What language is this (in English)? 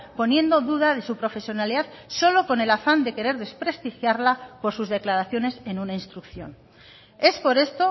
Spanish